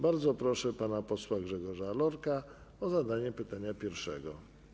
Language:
Polish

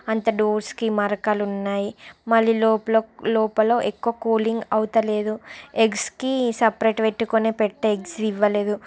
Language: Telugu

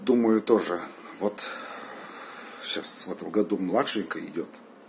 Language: Russian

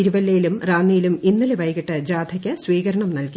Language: Malayalam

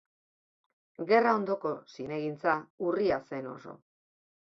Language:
Basque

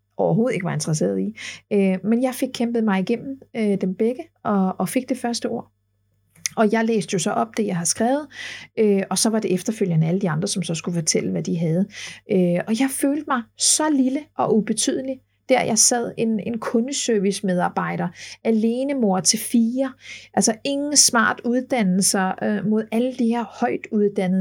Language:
Danish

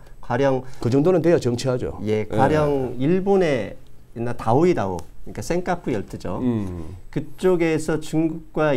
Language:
Korean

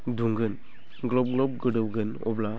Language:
Bodo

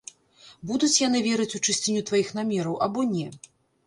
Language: Belarusian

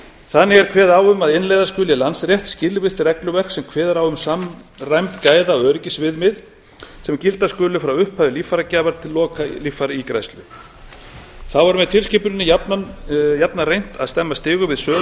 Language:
Icelandic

